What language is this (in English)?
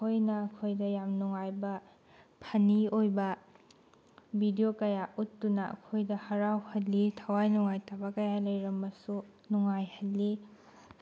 Manipuri